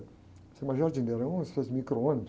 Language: Portuguese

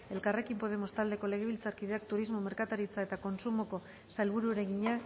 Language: Basque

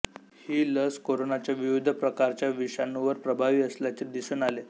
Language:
Marathi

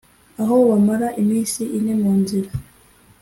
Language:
Kinyarwanda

